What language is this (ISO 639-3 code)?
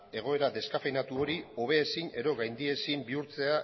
eus